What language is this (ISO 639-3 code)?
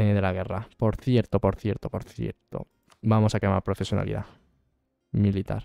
spa